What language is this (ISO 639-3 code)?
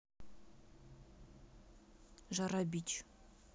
rus